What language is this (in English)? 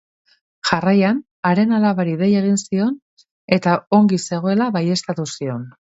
Basque